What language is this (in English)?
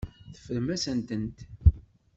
Kabyle